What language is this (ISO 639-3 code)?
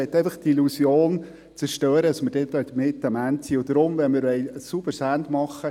gsw